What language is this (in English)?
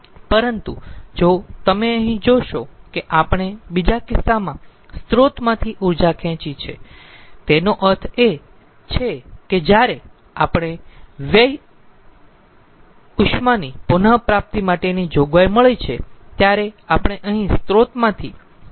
Gujarati